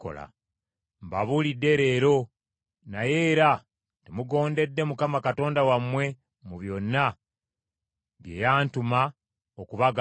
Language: Ganda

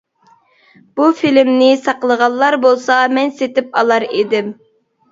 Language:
Uyghur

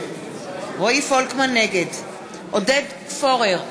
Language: Hebrew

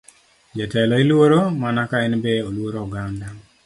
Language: Luo (Kenya and Tanzania)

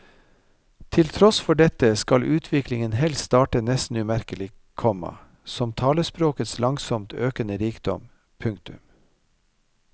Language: Norwegian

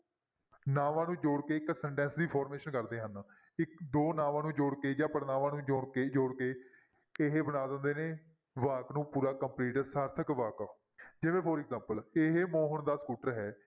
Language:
Punjabi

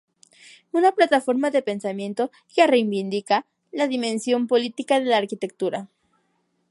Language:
Spanish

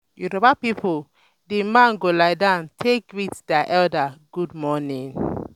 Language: Nigerian Pidgin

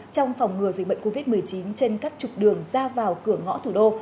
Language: Vietnamese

